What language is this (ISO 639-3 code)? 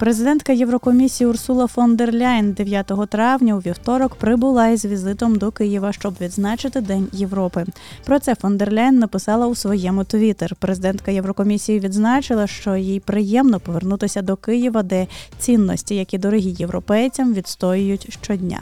ukr